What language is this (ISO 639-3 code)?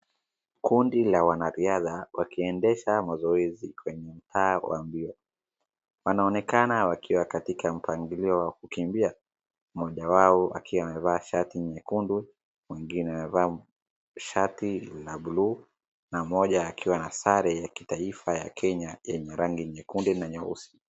swa